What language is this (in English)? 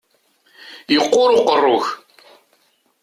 Kabyle